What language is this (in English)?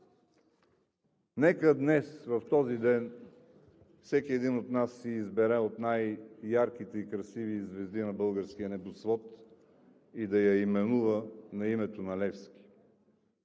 Bulgarian